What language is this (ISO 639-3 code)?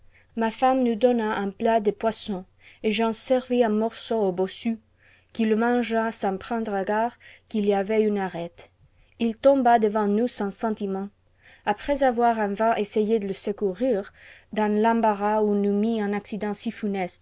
fra